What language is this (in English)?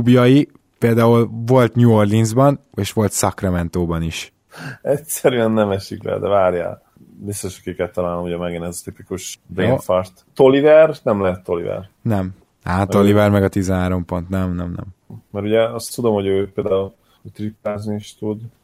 Hungarian